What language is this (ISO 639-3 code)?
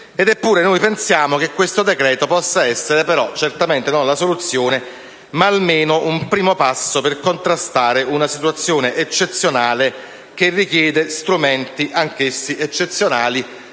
ita